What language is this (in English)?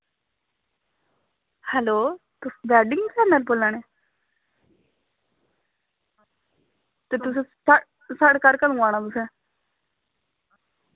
Dogri